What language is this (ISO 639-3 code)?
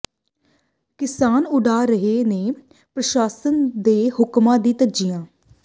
pan